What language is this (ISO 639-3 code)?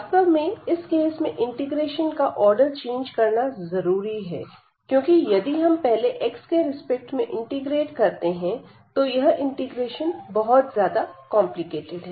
hin